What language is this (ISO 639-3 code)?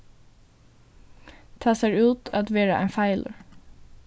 fao